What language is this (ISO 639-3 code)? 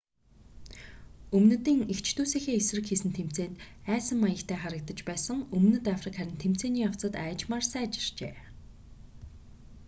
mon